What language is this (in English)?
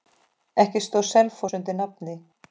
Icelandic